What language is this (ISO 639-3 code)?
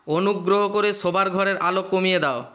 ben